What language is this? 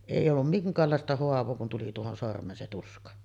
Finnish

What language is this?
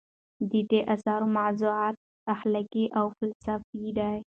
Pashto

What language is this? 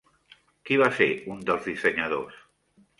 Catalan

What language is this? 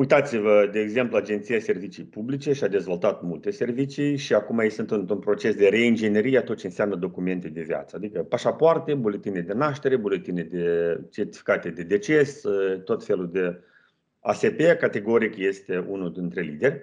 Romanian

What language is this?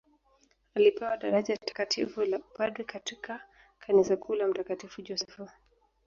Swahili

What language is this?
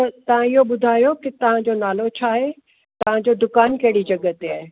Sindhi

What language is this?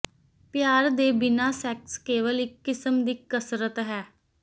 Punjabi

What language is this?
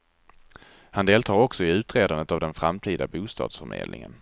Swedish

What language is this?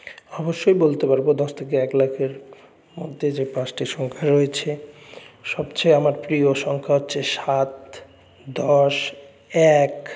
Bangla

